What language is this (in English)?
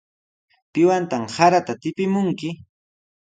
Sihuas Ancash Quechua